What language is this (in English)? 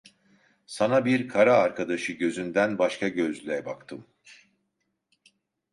Turkish